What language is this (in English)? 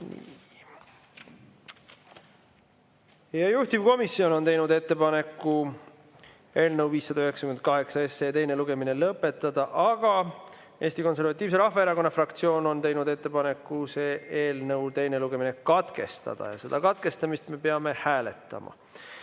Estonian